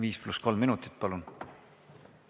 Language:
Estonian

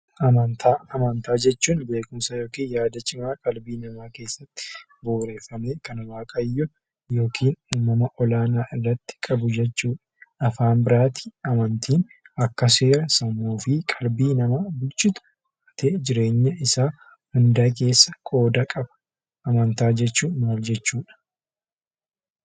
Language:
Oromo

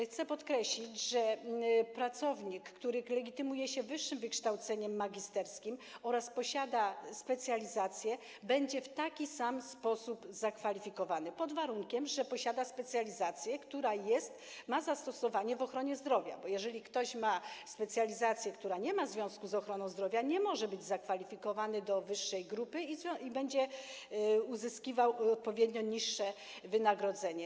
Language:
Polish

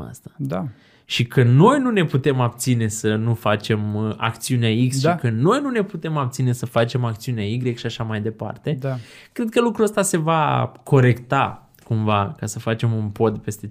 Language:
Romanian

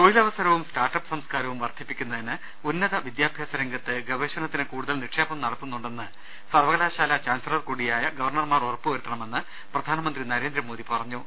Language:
Malayalam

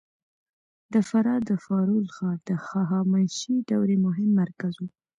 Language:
Pashto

